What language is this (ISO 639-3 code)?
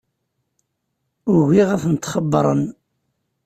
kab